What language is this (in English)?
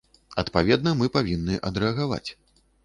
Belarusian